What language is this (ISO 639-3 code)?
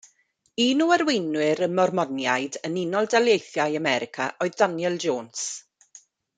cym